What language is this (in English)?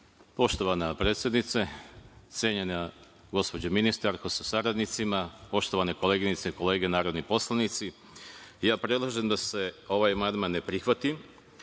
Serbian